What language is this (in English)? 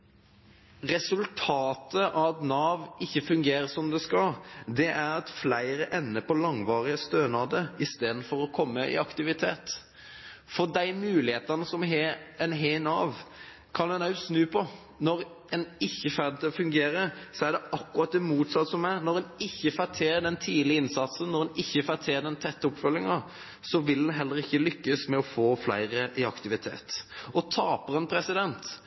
Norwegian Bokmål